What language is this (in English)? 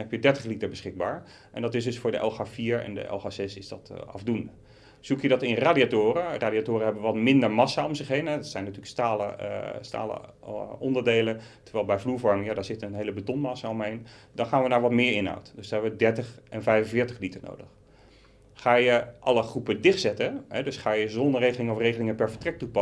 Dutch